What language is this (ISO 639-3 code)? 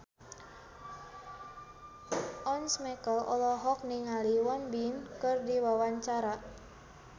sun